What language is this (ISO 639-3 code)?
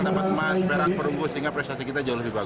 ind